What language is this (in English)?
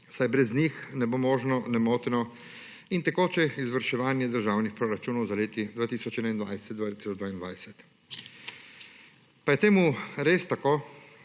Slovenian